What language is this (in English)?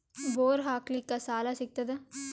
Kannada